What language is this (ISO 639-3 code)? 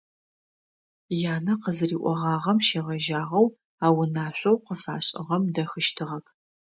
ady